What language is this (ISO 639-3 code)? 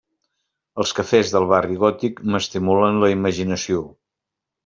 cat